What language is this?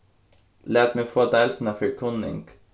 Faroese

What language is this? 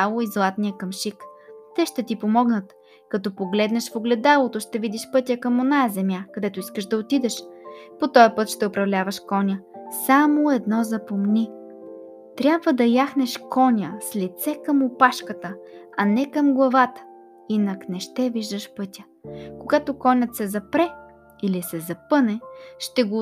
Bulgarian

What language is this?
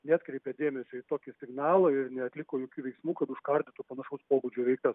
Lithuanian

